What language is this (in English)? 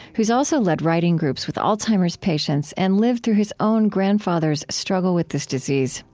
English